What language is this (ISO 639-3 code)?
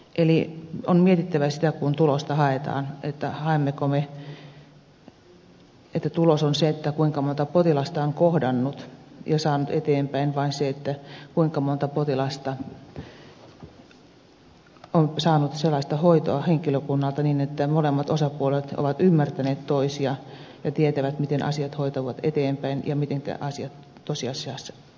fin